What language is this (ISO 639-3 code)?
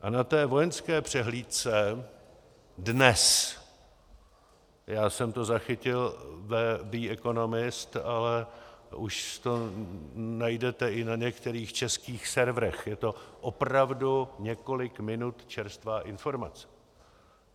ces